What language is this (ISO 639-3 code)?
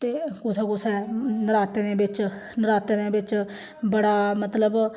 doi